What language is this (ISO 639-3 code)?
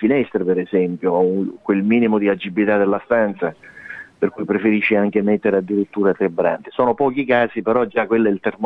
ita